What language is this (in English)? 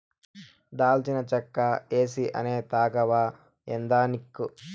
Telugu